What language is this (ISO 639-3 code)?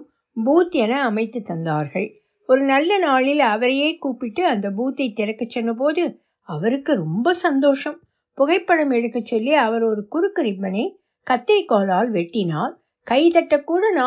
tam